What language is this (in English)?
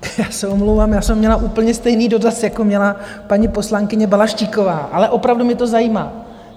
Czech